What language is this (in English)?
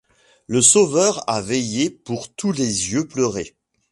French